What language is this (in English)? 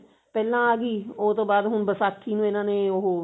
Punjabi